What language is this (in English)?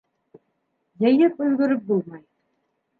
Bashkir